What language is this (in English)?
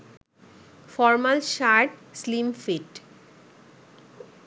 Bangla